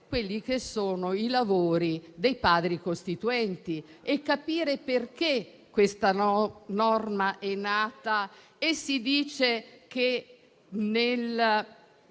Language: Italian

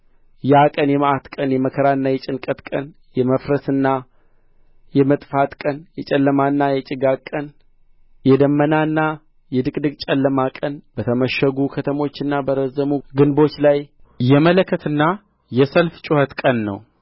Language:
Amharic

